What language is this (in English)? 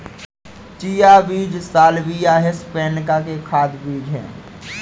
Hindi